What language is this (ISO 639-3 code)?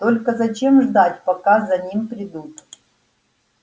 rus